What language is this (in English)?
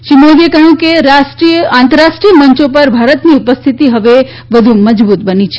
Gujarati